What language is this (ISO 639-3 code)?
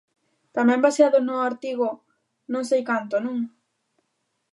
glg